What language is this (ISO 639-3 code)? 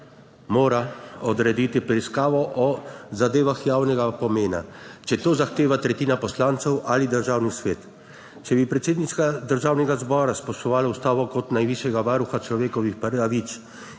slv